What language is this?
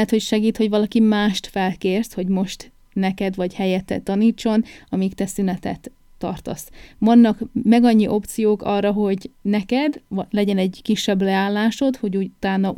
Hungarian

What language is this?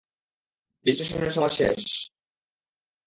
Bangla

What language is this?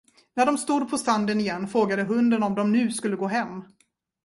Swedish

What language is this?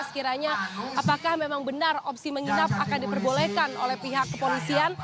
Indonesian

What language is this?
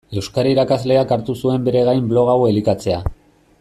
Basque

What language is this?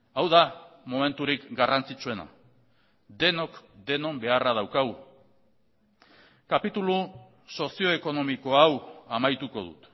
Basque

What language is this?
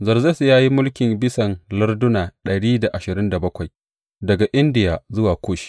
Hausa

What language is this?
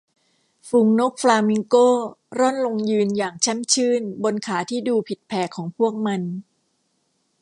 Thai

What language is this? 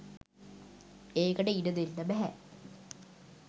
Sinhala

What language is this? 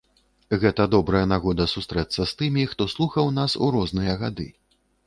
Belarusian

